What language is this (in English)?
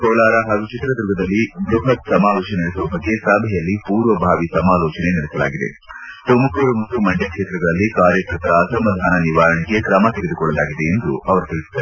Kannada